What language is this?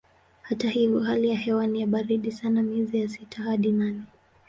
Swahili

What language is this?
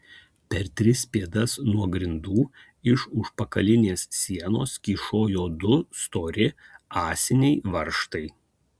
Lithuanian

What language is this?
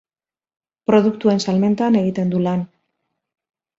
Basque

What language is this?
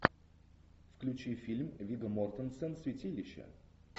Russian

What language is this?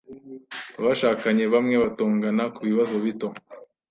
Kinyarwanda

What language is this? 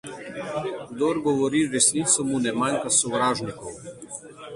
Slovenian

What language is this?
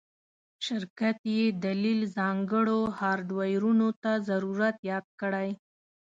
Pashto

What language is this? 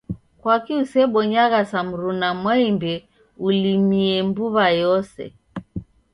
Taita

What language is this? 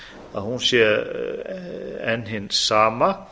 Icelandic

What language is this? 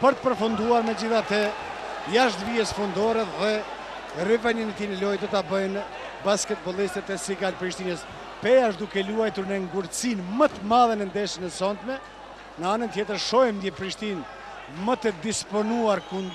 Greek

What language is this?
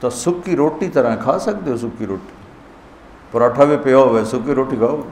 Urdu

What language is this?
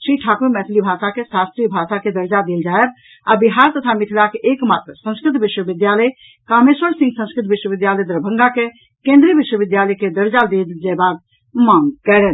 Maithili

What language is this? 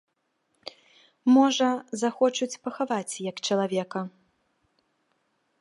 Belarusian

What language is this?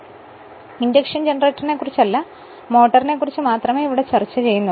Malayalam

